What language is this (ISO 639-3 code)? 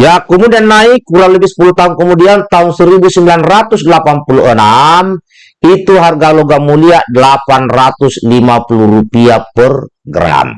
ind